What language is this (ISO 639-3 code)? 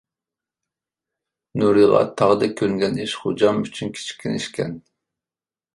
uig